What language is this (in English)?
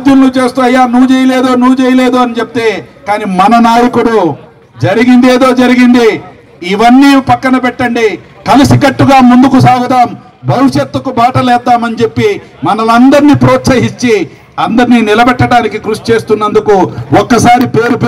Telugu